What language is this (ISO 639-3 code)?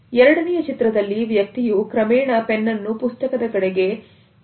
kan